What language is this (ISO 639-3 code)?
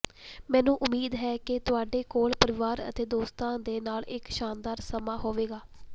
pan